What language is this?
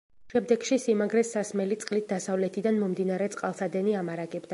Georgian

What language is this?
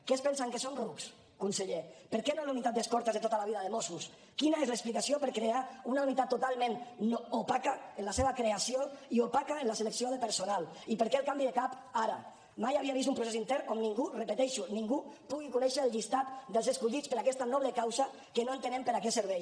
Catalan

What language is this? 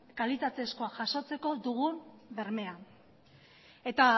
Basque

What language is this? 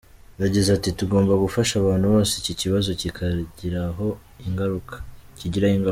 Kinyarwanda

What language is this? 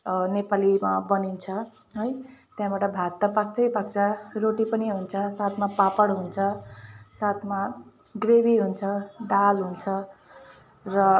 Nepali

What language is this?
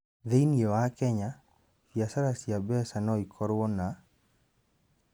Kikuyu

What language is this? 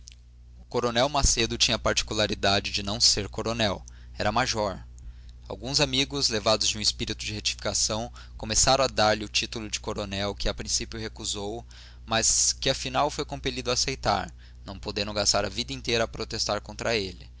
Portuguese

